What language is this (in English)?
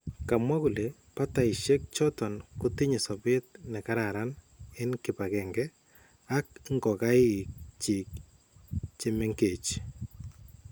Kalenjin